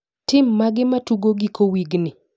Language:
Luo (Kenya and Tanzania)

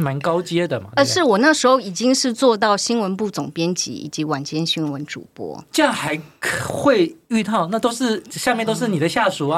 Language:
Chinese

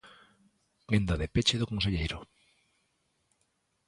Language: Galician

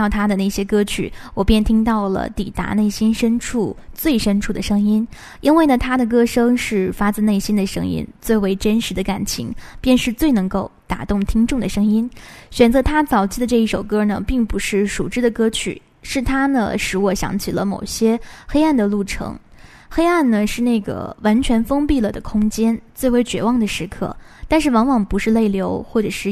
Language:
Chinese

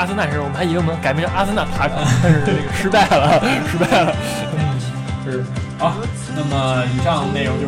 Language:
Chinese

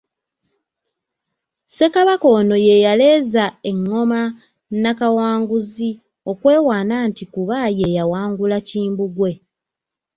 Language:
Ganda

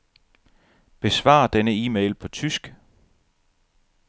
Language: Danish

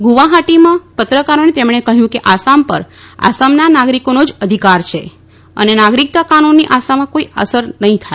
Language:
Gujarati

